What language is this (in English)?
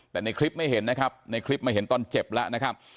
Thai